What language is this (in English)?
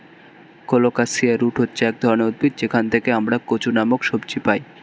Bangla